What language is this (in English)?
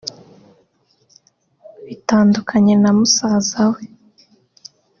Kinyarwanda